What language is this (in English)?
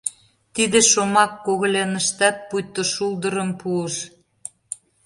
Mari